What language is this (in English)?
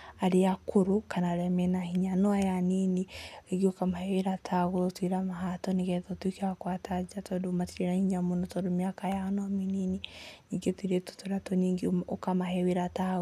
Kikuyu